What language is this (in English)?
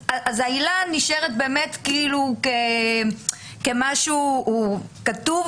Hebrew